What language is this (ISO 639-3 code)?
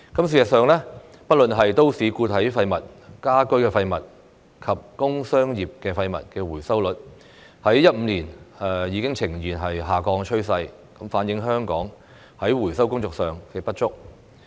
yue